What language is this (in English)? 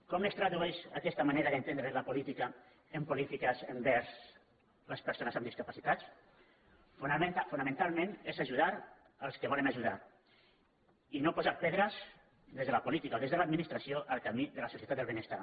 Catalan